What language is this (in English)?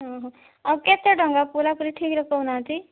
Odia